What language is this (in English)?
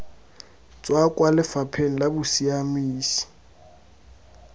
Tswana